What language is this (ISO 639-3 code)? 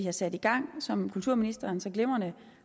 dan